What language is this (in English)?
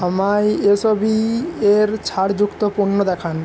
Bangla